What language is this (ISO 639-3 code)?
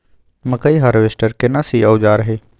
mai